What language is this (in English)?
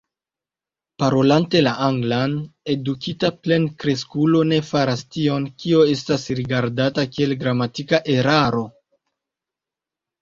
Esperanto